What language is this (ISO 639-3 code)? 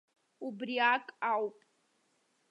abk